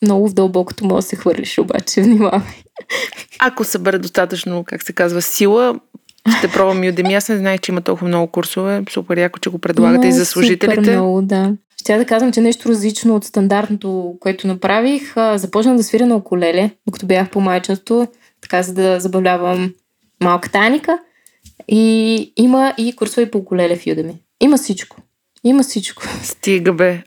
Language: Bulgarian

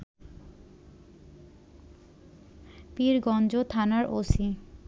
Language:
Bangla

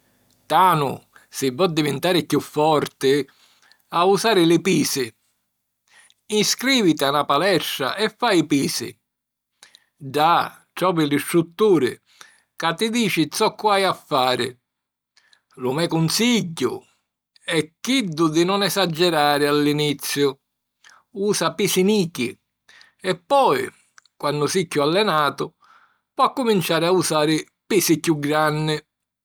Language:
Sicilian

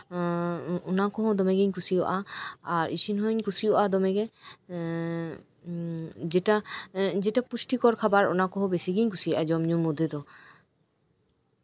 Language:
Santali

